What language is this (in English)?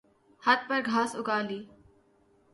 Urdu